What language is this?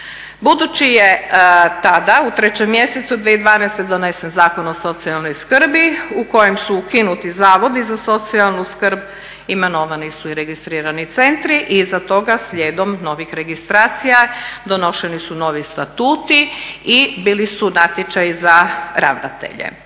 Croatian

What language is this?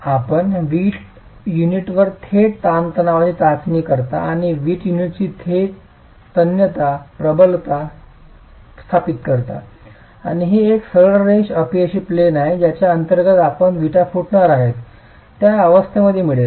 Marathi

